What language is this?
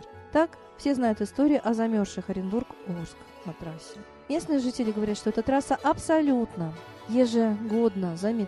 Russian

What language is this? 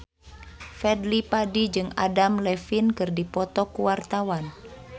Sundanese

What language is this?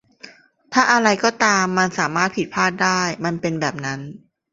Thai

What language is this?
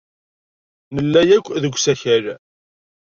Kabyle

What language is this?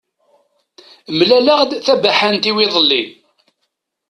Kabyle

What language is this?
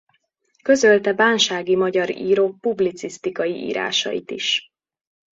Hungarian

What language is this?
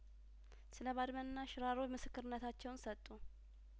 Amharic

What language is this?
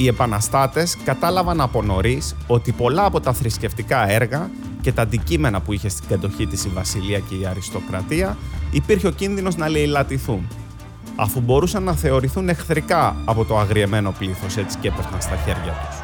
Greek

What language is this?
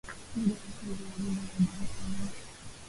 Swahili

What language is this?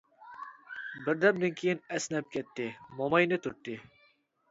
Uyghur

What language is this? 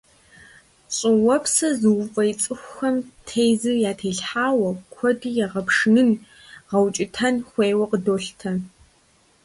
Kabardian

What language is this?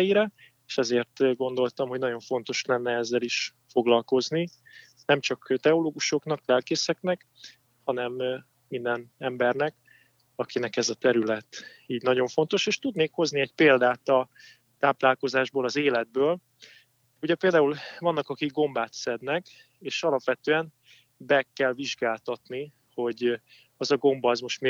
Hungarian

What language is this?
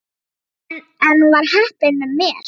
Icelandic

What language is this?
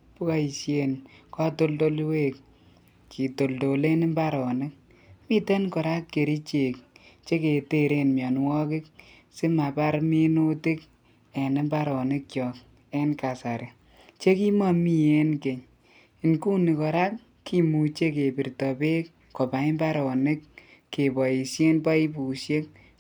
Kalenjin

